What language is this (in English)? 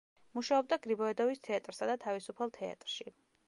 Georgian